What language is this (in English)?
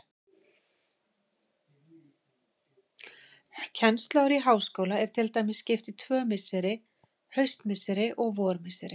Icelandic